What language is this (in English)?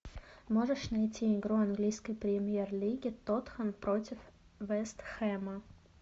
Russian